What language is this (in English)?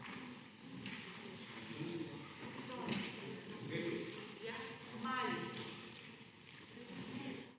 Slovenian